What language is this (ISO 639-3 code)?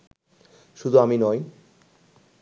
ben